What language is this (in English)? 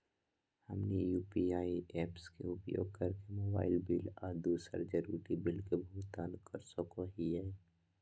Magahi